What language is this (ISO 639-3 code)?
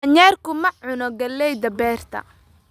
som